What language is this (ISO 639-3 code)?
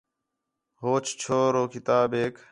xhe